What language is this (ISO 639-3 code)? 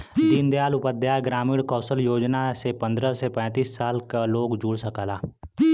bho